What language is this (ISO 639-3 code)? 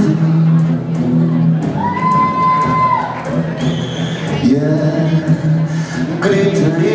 ell